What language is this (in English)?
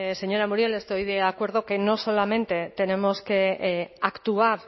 Spanish